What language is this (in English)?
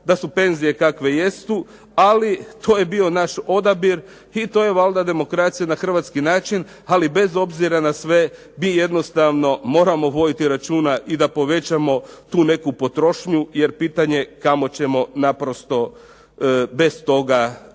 Croatian